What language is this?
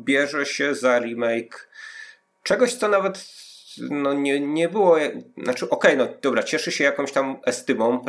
Polish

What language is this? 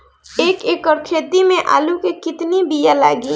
Bhojpuri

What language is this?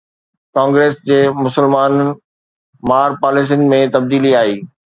Sindhi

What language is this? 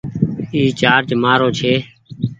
Goaria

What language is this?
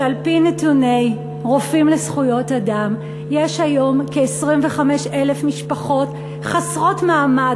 Hebrew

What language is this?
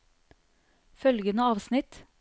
Norwegian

